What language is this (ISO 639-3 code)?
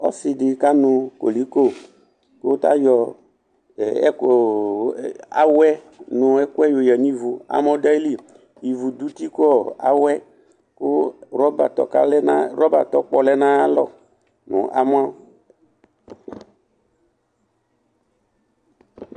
kpo